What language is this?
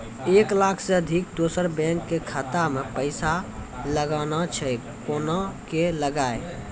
Maithili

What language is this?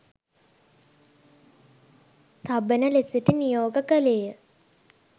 Sinhala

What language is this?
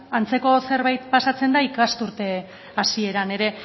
Basque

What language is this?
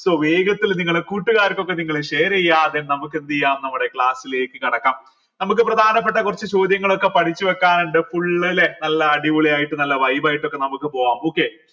Malayalam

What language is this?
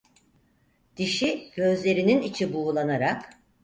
Turkish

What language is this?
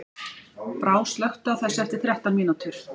Icelandic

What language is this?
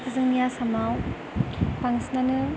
Bodo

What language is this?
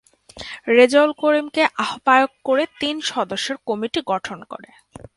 Bangla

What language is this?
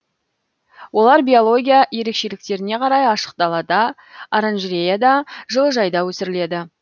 Kazakh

